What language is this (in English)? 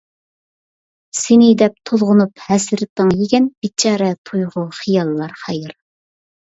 Uyghur